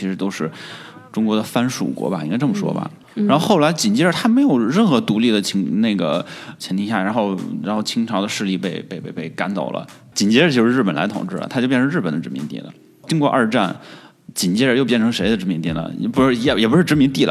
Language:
Chinese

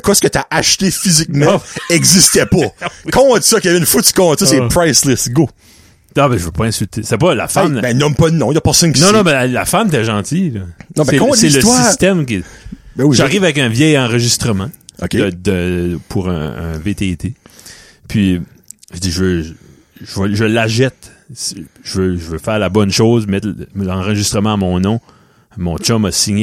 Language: French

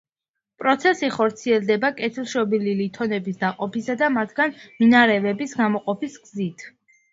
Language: Georgian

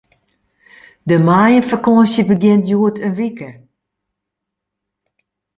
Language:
Western Frisian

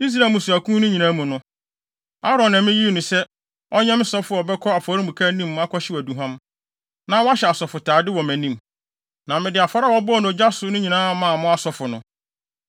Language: Akan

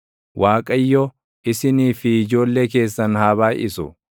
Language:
Oromo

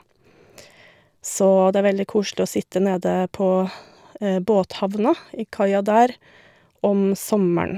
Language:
Norwegian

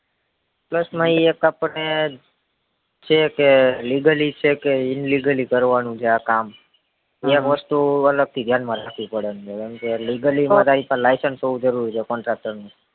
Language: Gujarati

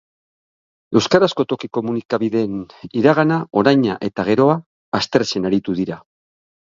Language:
Basque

